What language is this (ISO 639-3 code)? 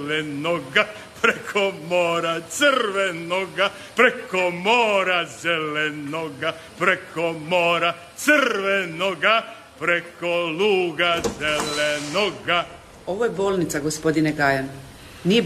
hrv